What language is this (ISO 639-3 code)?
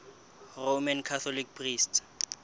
sot